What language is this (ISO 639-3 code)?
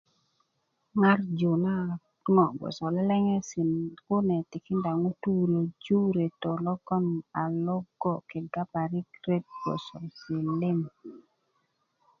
ukv